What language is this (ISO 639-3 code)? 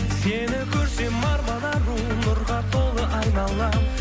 kaz